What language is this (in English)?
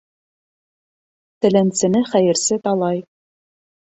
Bashkir